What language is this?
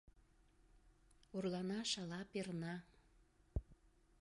Mari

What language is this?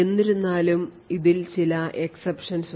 Malayalam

